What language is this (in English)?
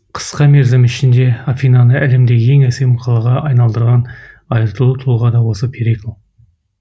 Kazakh